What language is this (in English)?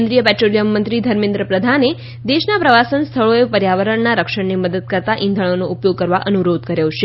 Gujarati